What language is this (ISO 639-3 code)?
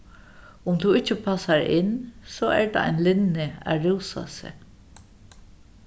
fao